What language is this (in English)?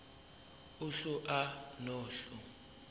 Zulu